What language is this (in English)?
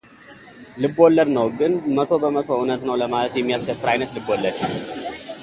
Amharic